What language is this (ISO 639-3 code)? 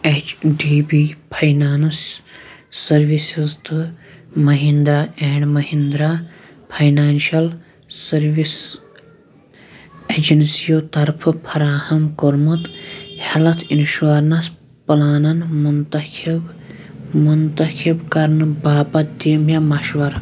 kas